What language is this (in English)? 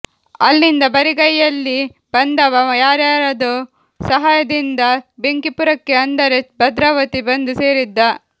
Kannada